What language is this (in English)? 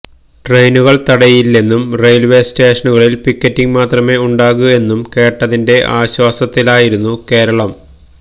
Malayalam